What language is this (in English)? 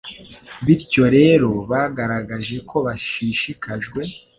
Kinyarwanda